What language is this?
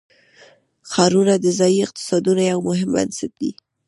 Pashto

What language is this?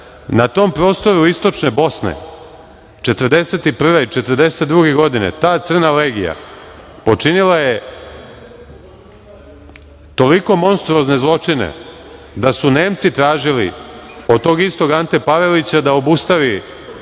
Serbian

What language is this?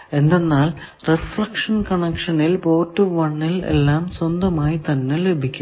Malayalam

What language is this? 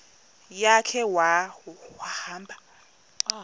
Xhosa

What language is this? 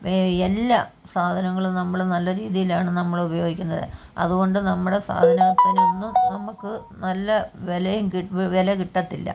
Malayalam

